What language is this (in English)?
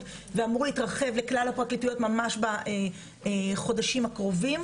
Hebrew